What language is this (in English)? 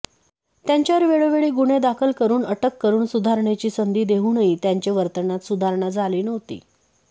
Marathi